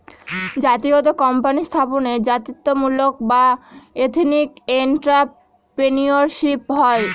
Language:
Bangla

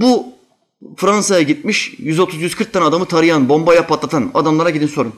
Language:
Turkish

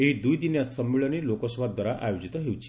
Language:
Odia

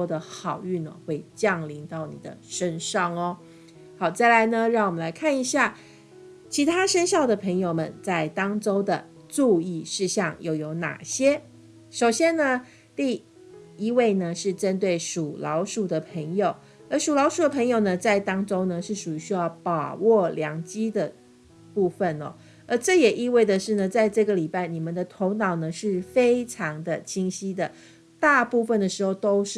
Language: Chinese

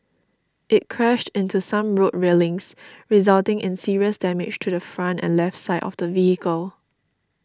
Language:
English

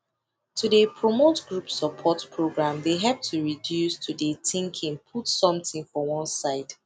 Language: Nigerian Pidgin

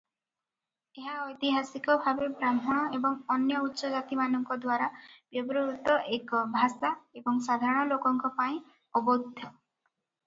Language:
Odia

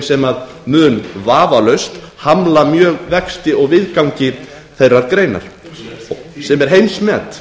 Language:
Icelandic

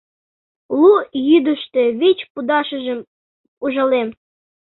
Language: Mari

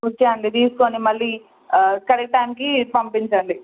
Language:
Telugu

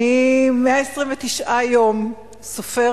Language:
Hebrew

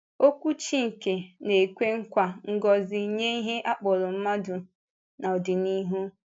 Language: Igbo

